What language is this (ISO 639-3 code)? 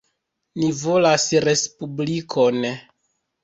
epo